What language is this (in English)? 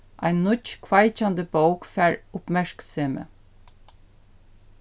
Faroese